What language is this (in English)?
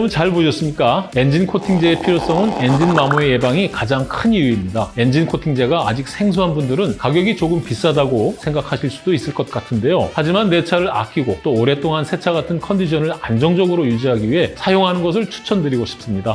Korean